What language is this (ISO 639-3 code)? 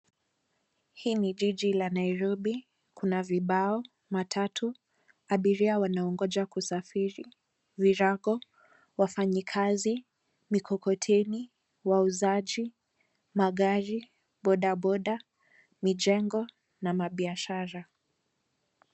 swa